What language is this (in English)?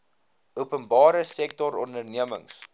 Afrikaans